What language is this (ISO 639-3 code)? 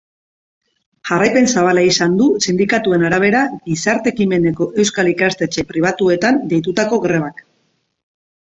eus